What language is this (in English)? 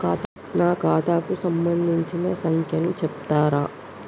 Telugu